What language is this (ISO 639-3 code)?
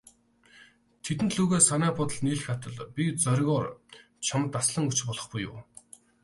mon